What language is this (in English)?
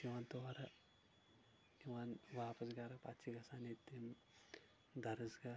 Kashmiri